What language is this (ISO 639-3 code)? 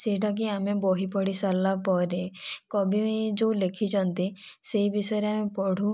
ori